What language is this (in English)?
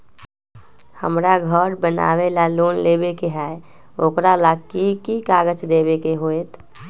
Magahi